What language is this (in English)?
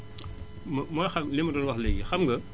Wolof